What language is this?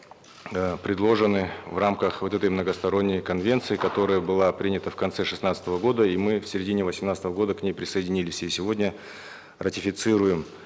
Kazakh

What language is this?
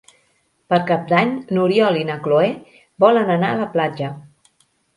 Catalan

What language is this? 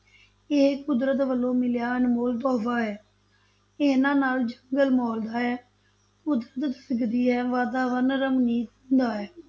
Punjabi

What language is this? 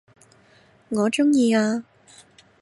Cantonese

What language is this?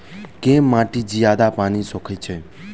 Maithili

